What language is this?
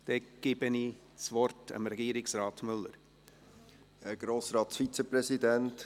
Swiss German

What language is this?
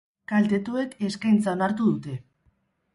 Basque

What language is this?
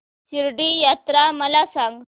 Marathi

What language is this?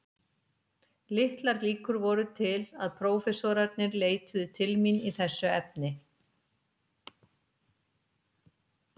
Icelandic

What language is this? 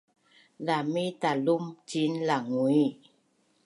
Bunun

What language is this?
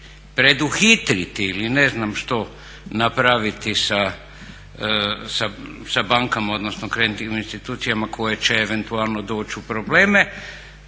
Croatian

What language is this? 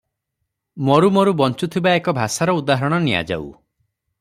Odia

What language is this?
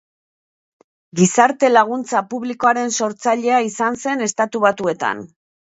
Basque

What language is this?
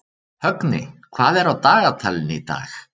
Icelandic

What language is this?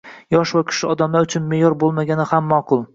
Uzbek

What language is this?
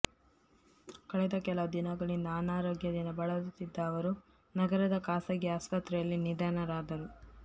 Kannada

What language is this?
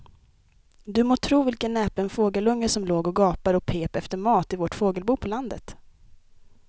Swedish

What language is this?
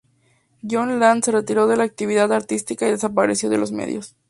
Spanish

